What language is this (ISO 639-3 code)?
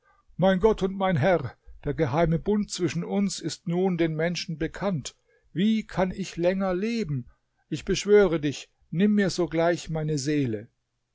deu